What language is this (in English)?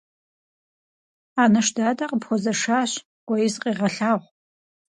Kabardian